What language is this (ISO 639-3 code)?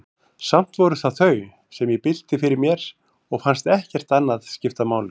isl